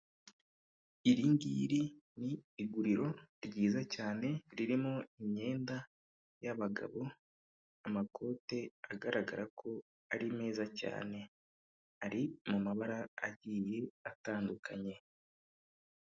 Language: Kinyarwanda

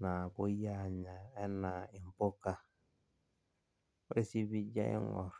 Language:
Masai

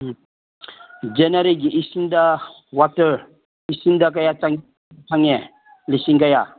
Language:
Manipuri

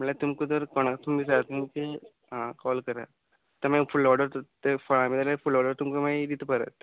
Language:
Konkani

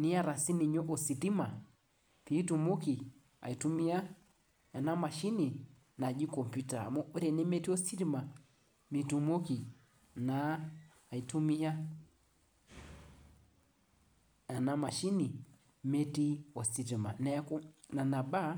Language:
Masai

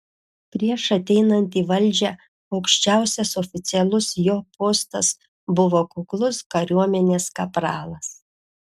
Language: Lithuanian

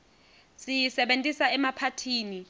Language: Swati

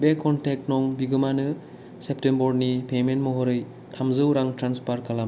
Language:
Bodo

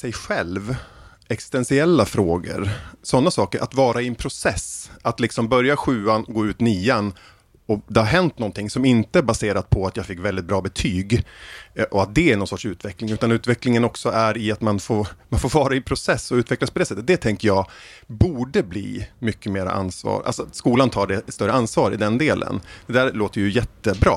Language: Swedish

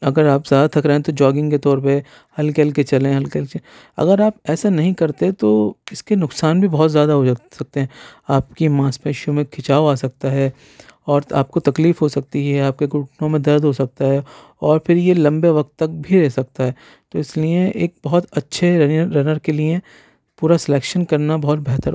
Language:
Urdu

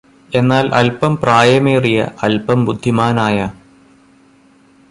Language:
Malayalam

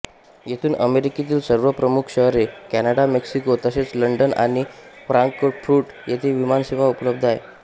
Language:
Marathi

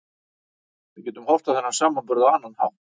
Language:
Icelandic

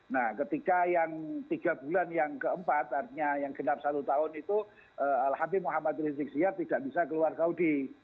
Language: Indonesian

